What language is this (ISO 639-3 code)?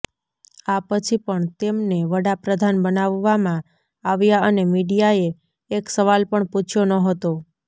guj